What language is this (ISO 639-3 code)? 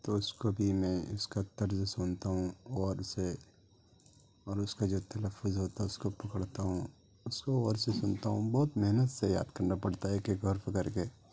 urd